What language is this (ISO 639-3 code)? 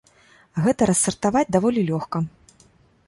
bel